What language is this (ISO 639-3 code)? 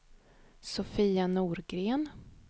swe